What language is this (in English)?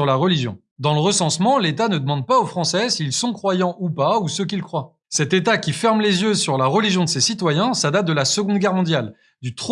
French